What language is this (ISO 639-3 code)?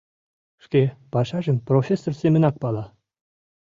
chm